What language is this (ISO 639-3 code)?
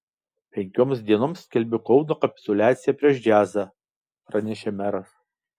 lit